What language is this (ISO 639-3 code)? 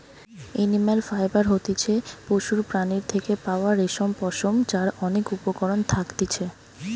ben